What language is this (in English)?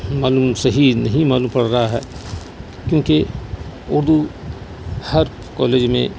Urdu